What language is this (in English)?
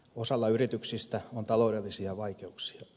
Finnish